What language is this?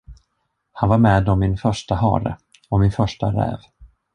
Swedish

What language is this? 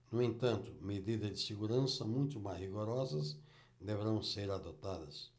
Portuguese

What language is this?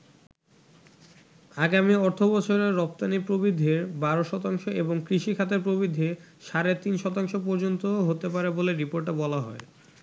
Bangla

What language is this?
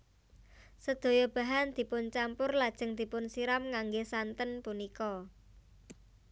Javanese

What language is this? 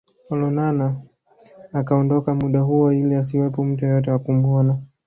Swahili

